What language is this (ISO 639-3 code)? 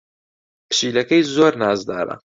ckb